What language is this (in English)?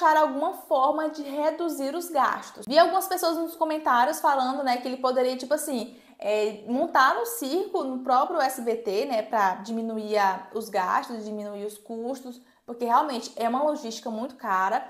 Portuguese